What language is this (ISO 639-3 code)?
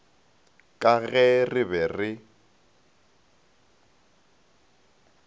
nso